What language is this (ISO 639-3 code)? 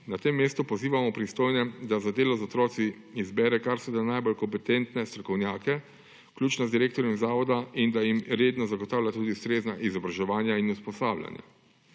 slv